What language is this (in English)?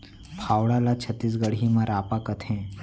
Chhattisgarhi